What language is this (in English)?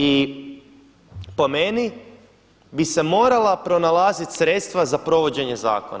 Croatian